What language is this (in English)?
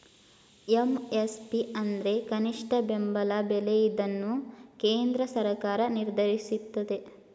Kannada